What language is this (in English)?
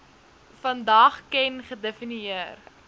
Afrikaans